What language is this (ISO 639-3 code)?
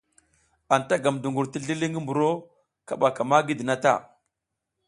giz